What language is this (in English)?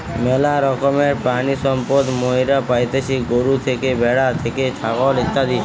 Bangla